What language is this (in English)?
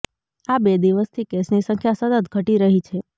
Gujarati